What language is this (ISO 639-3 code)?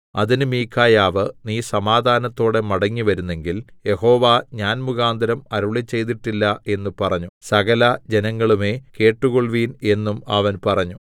mal